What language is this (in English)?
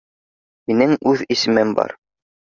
Bashkir